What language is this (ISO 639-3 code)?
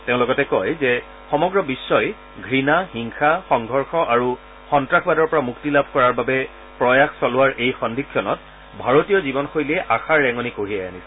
asm